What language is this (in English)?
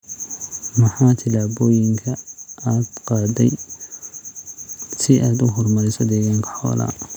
Somali